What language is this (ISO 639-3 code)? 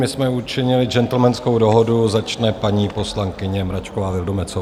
ces